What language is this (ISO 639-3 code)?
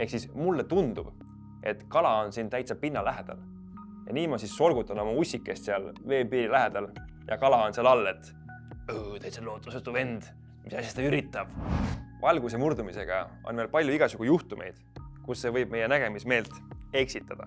est